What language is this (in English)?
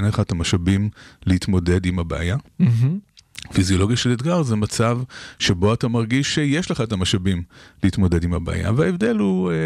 Hebrew